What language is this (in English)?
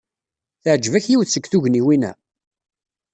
Kabyle